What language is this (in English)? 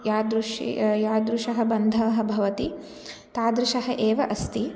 Sanskrit